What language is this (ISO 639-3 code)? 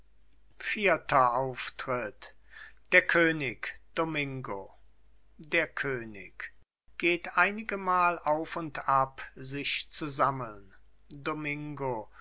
deu